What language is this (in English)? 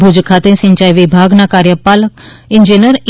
Gujarati